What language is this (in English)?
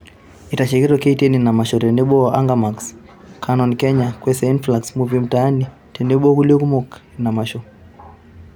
Masai